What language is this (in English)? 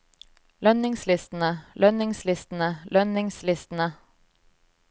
Norwegian